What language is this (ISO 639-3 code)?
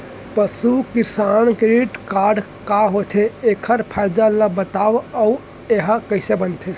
hne